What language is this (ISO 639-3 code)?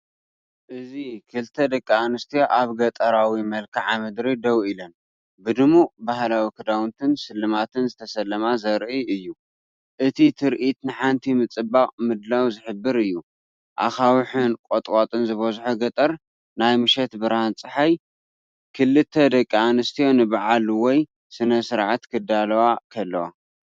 tir